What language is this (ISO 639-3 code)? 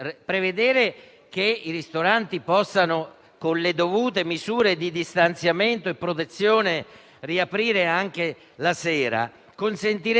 ita